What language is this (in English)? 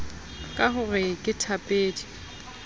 Southern Sotho